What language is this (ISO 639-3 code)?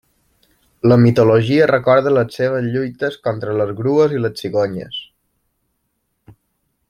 cat